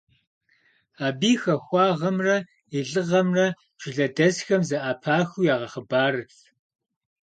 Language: Kabardian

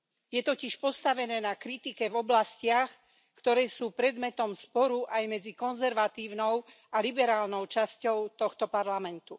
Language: Slovak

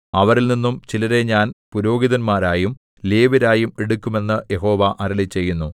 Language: Malayalam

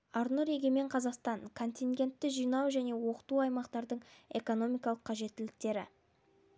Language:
Kazakh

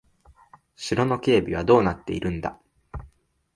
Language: Japanese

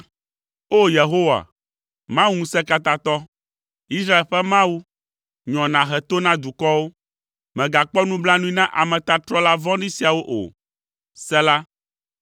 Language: Ewe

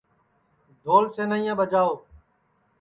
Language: Sansi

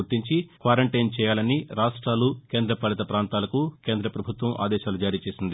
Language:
Telugu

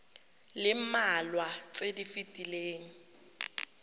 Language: Tswana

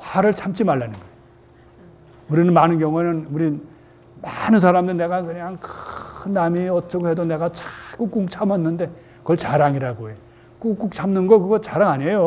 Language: Korean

